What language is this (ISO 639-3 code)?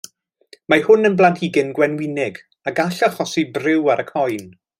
cym